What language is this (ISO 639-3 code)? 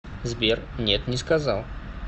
rus